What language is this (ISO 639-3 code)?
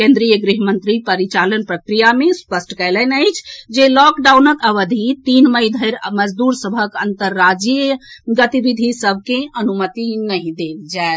mai